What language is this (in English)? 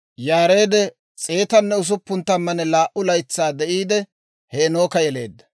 Dawro